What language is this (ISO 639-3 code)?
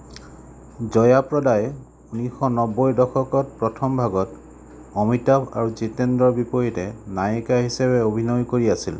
asm